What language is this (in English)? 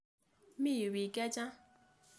Kalenjin